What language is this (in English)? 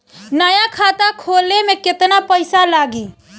Bhojpuri